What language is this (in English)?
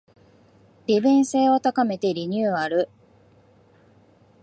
Japanese